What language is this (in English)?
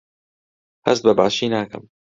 Central Kurdish